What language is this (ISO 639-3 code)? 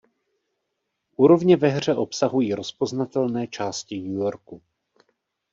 ces